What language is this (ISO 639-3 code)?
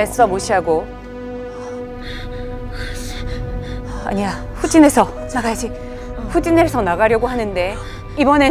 kor